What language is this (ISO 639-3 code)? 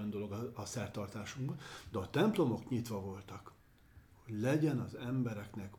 hun